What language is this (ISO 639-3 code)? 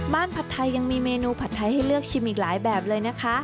tha